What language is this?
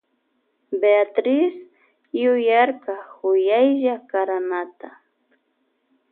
Loja Highland Quichua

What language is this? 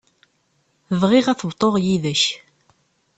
Kabyle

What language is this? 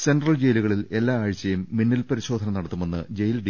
Malayalam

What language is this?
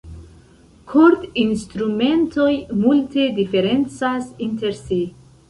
Esperanto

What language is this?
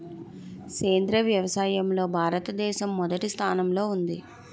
Telugu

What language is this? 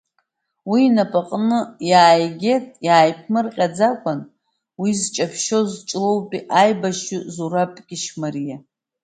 Abkhazian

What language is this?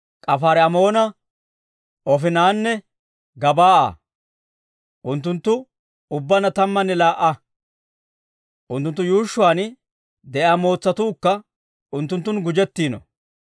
Dawro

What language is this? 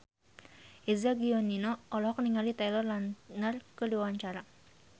Sundanese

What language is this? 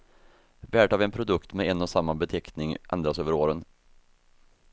Swedish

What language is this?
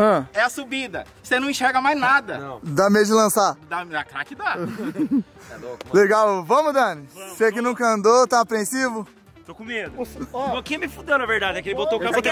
Portuguese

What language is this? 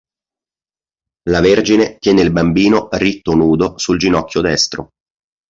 Italian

